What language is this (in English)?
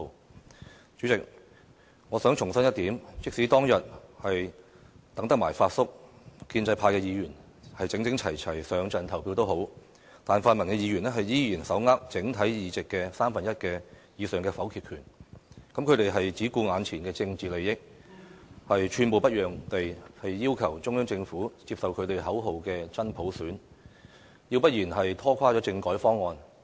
Cantonese